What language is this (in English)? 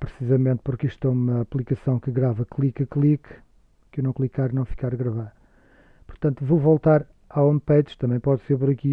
Portuguese